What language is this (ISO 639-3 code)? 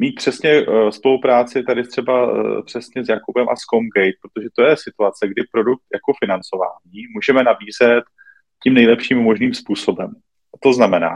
ces